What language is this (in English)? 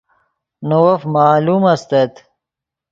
Yidgha